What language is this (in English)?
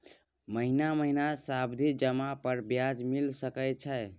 Maithili